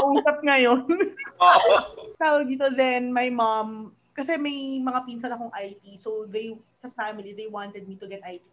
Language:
Filipino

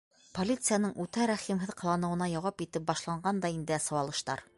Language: Bashkir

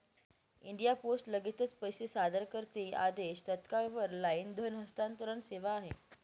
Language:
Marathi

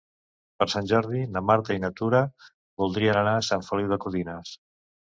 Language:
Catalan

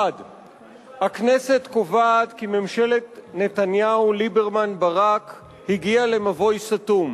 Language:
Hebrew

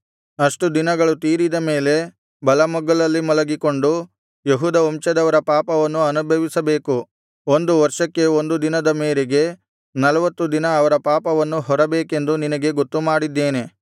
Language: Kannada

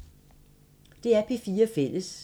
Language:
Danish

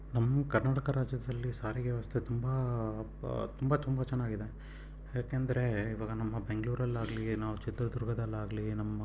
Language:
Kannada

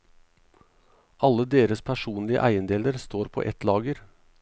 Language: Norwegian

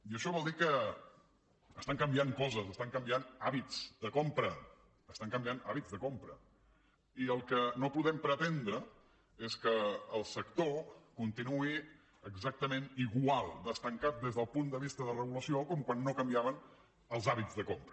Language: Catalan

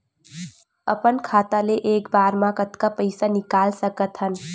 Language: Chhattisgarhi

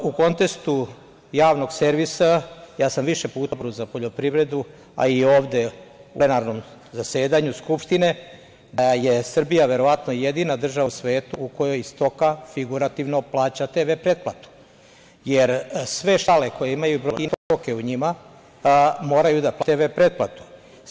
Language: Serbian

